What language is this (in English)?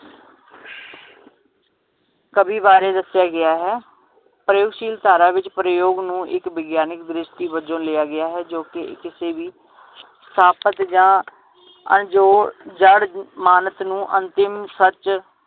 Punjabi